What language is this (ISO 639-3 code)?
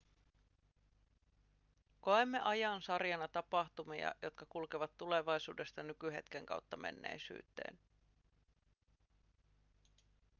fin